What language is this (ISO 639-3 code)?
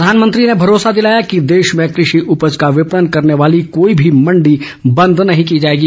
hin